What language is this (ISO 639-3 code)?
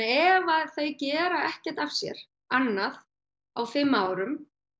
isl